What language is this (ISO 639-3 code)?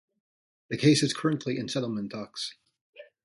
eng